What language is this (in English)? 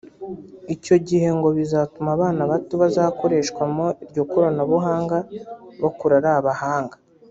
Kinyarwanda